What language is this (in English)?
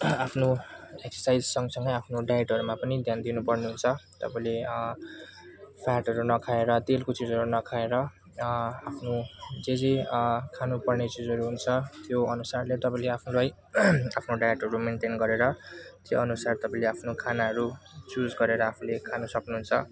Nepali